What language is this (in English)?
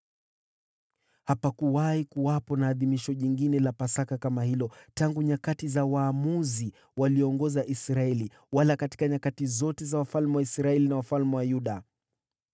Swahili